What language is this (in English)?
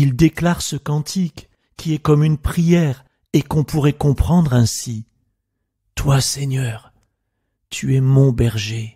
French